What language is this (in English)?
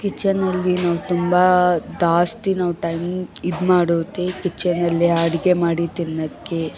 Kannada